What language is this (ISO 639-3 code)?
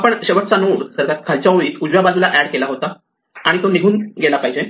mar